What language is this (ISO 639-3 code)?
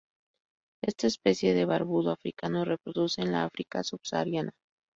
spa